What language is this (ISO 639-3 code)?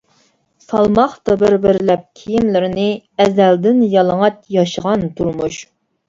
uig